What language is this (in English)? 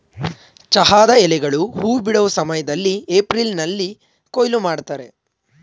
Kannada